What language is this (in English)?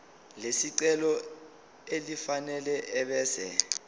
Zulu